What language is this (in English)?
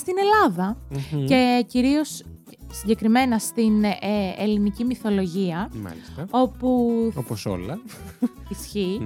Greek